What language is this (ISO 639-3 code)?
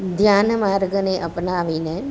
guj